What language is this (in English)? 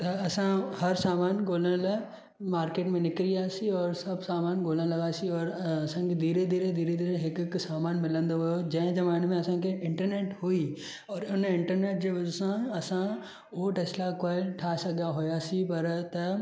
Sindhi